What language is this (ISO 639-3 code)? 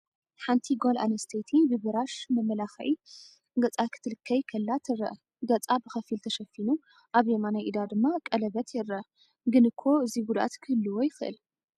tir